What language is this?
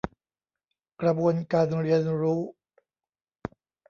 Thai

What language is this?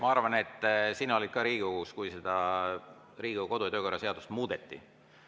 Estonian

